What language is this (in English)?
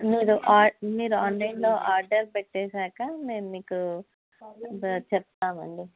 Telugu